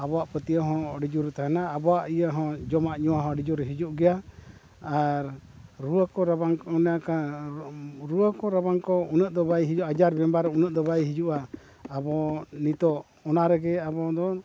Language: Santali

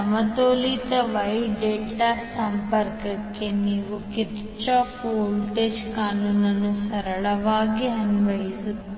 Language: Kannada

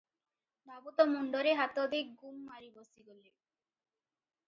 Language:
Odia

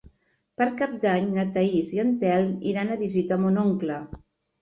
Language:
Catalan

